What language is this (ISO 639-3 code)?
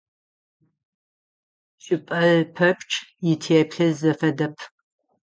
ady